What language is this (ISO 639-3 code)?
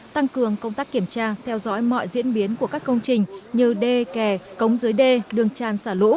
vie